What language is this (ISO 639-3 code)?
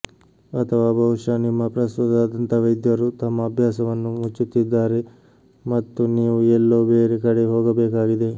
kan